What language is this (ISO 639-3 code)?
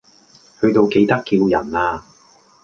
yue